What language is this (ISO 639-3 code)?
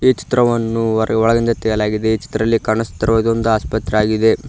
kan